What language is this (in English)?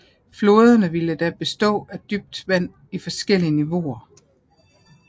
Danish